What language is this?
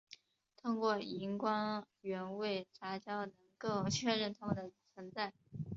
Chinese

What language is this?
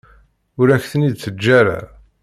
Kabyle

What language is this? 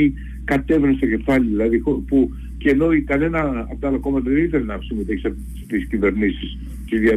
Greek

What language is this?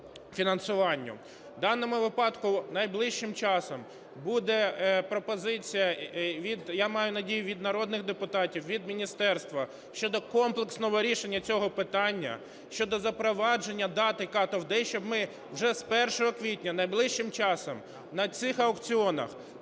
Ukrainian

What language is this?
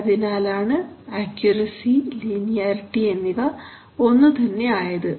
Malayalam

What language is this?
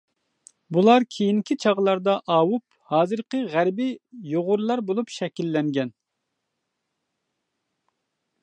Uyghur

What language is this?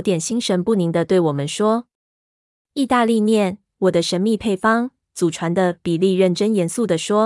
Chinese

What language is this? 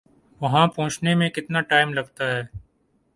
Urdu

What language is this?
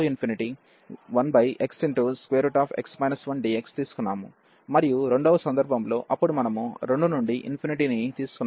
Telugu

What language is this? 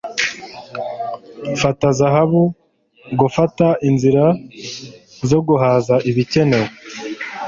Kinyarwanda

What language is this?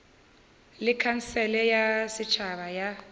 Northern Sotho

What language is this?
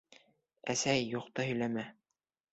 Bashkir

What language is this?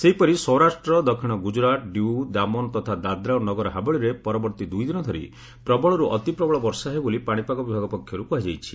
Odia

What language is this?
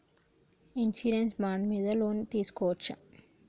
Telugu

